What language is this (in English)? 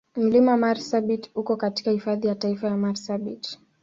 Swahili